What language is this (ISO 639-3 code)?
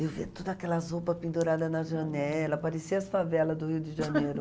por